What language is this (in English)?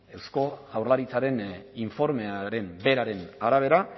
Basque